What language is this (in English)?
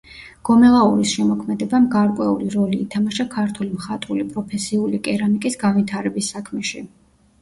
Georgian